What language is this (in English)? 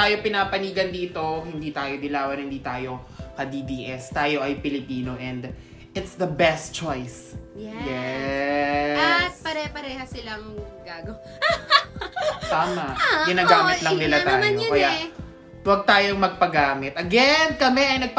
Filipino